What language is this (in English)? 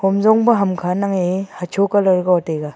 Wancho Naga